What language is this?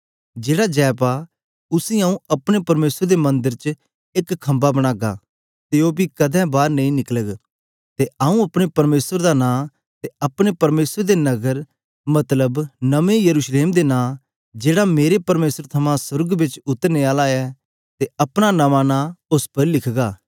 Dogri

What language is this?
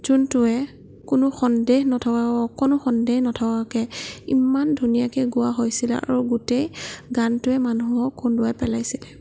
Assamese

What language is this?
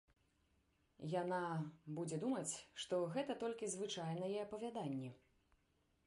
Belarusian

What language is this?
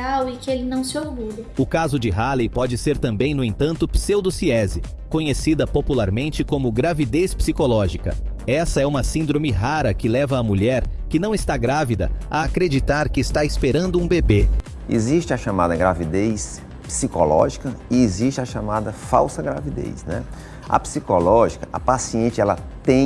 Portuguese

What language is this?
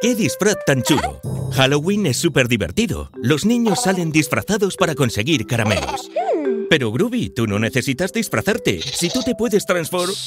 Spanish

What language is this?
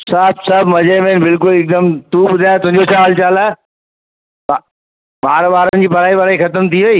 Sindhi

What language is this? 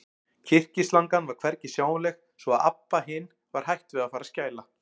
Icelandic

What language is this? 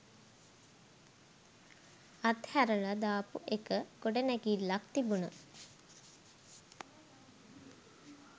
Sinhala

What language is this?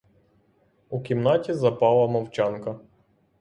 Ukrainian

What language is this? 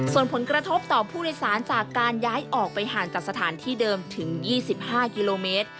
Thai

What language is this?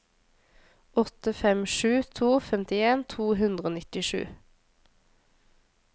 Norwegian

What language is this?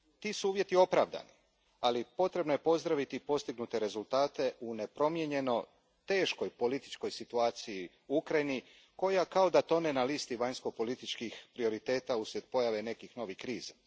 Croatian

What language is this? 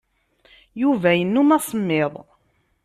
Kabyle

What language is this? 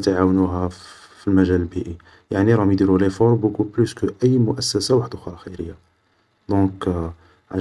Algerian Arabic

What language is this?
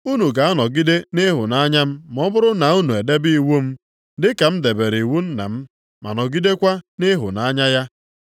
Igbo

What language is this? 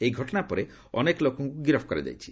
Odia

